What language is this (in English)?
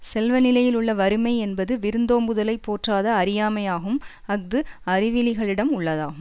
Tamil